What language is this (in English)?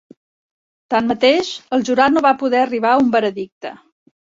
Catalan